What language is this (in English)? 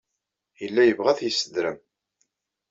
Kabyle